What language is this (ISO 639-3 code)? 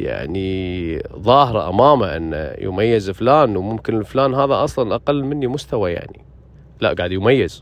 ara